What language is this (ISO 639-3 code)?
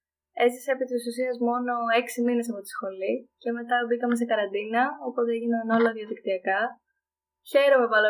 ell